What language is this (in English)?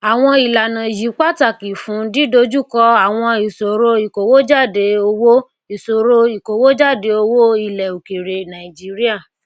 Yoruba